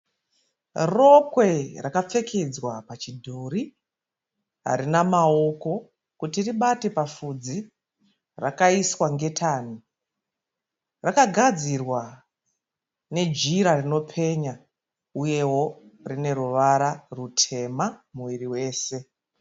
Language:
Shona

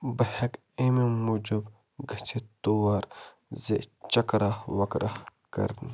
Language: Kashmiri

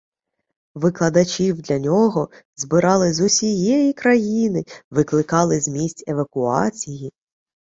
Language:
Ukrainian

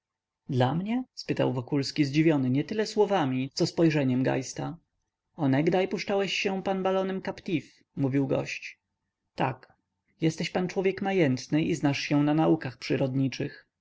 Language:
Polish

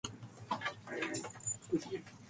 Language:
Japanese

